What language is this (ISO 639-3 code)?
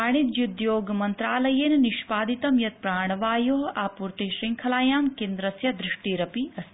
san